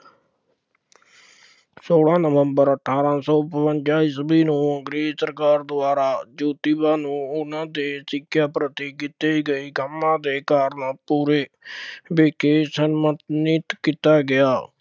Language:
Punjabi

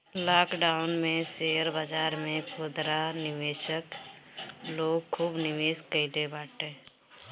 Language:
Bhojpuri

